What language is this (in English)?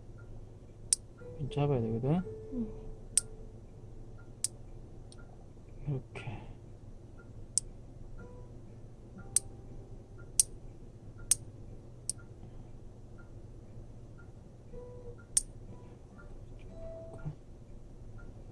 Korean